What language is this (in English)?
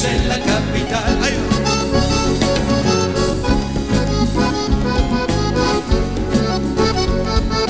Spanish